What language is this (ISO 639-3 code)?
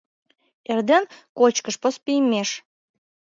chm